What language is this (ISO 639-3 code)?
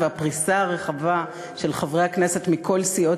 heb